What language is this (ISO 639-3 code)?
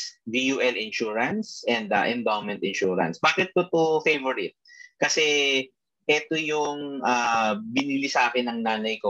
fil